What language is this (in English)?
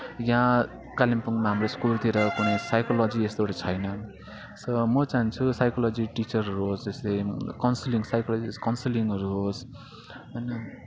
Nepali